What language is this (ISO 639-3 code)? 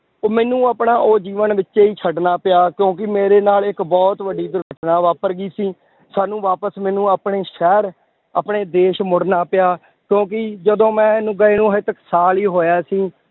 pan